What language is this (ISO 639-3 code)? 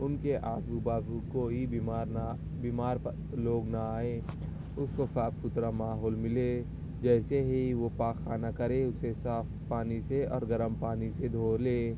urd